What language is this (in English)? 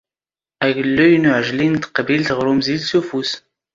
Standard Moroccan Tamazight